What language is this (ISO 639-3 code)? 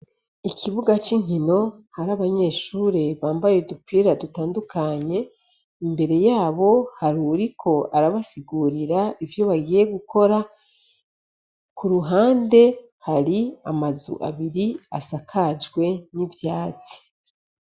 run